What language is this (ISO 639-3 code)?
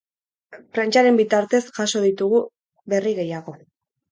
eus